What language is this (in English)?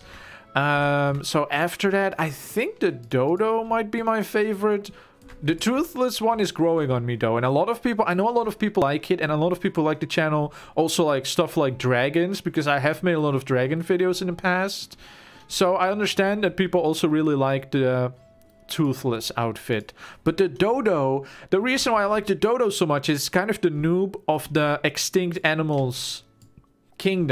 English